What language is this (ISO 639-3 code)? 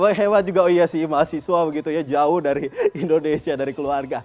ind